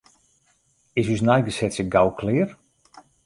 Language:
Western Frisian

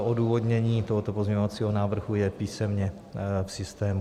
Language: Czech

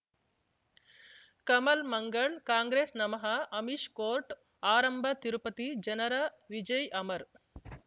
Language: Kannada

